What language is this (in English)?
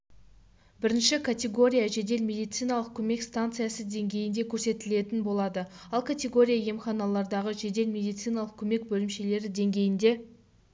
Kazakh